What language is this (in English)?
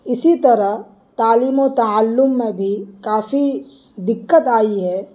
Urdu